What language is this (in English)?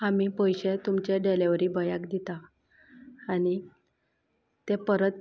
Konkani